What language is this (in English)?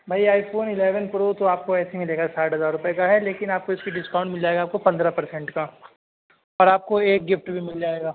Urdu